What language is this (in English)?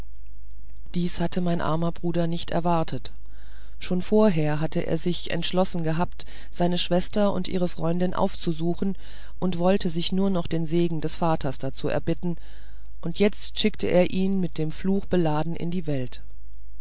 German